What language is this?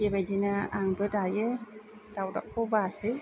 Bodo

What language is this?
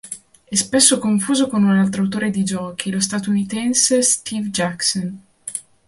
Italian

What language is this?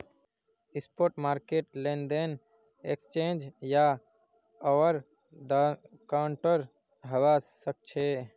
Magahi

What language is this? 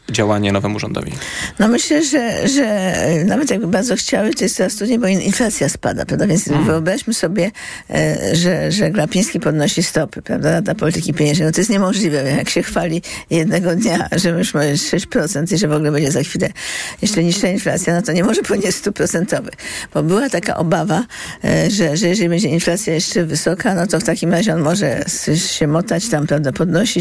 Polish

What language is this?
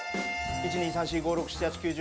Japanese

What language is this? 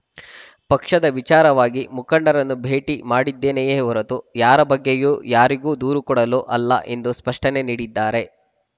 Kannada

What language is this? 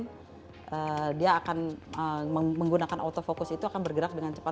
Indonesian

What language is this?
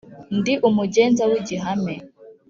Kinyarwanda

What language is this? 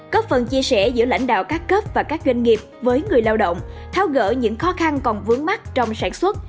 Vietnamese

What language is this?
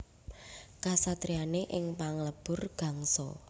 Javanese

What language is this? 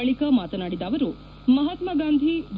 Kannada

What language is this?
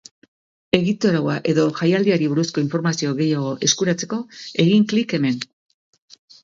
Basque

